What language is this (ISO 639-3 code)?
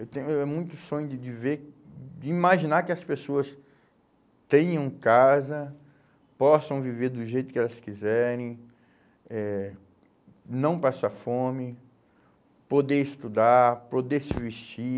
por